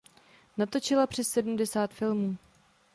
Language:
Czech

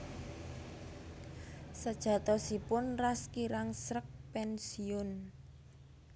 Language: Javanese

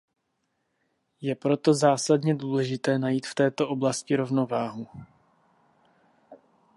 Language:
Czech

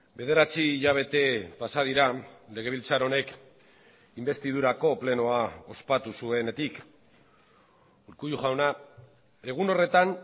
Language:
Basque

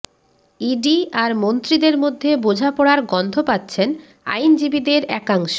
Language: Bangla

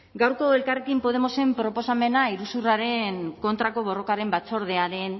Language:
Basque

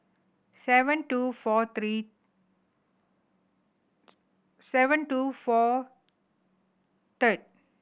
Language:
English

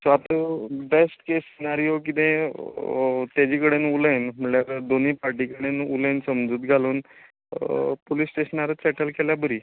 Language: Konkani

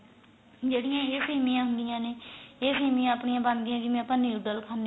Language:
Punjabi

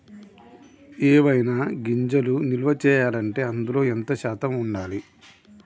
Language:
Telugu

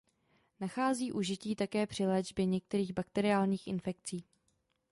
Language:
Czech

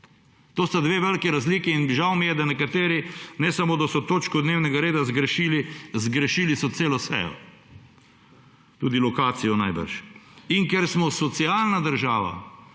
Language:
Slovenian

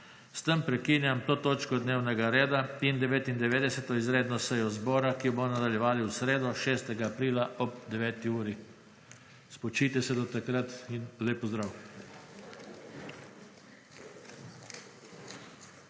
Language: Slovenian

